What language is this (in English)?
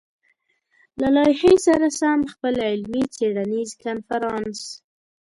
Pashto